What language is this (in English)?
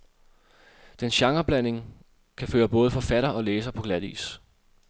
Danish